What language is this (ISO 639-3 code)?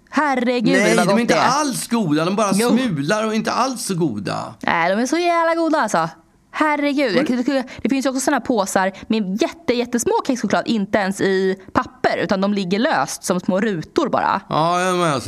swe